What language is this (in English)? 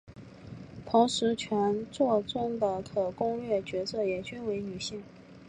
Chinese